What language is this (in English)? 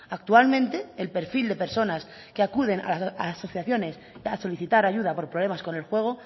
Spanish